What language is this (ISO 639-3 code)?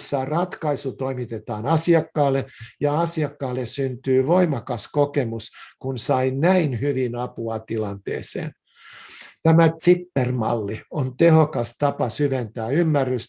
fin